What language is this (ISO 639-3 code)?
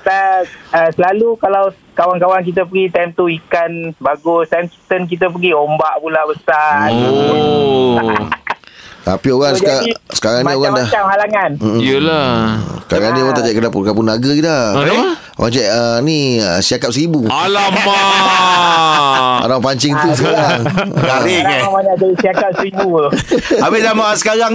msa